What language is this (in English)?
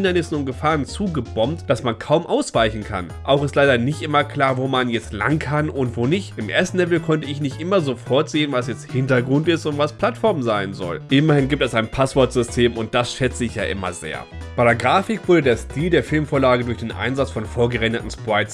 German